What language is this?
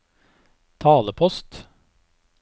Norwegian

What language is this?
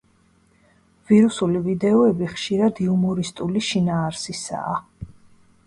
Georgian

